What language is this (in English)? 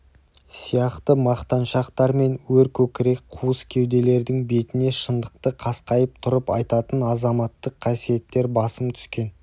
Kazakh